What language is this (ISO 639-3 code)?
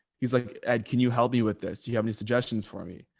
eng